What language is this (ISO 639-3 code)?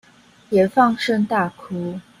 zho